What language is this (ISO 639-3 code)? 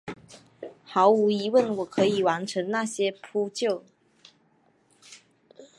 zho